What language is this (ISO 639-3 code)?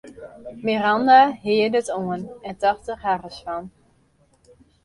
fry